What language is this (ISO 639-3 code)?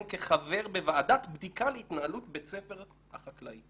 heb